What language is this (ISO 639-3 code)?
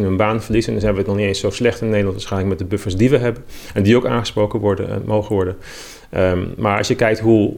nld